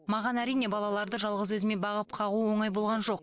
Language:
Kazakh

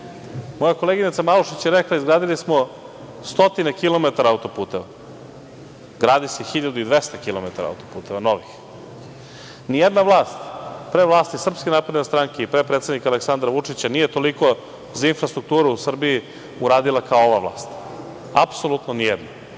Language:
Serbian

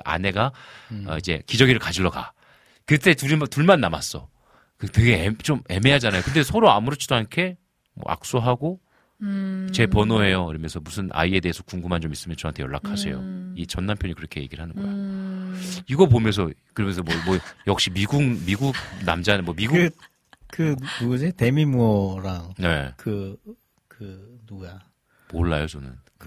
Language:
Korean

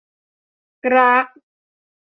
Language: Thai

